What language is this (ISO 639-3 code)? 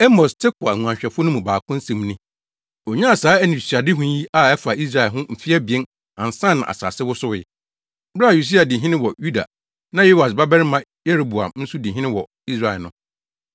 aka